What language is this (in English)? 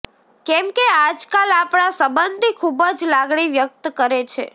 Gujarati